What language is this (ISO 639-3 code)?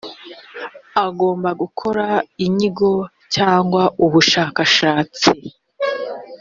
kin